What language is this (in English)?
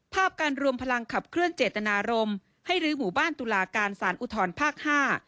Thai